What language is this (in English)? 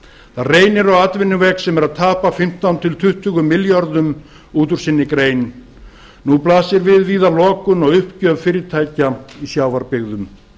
Icelandic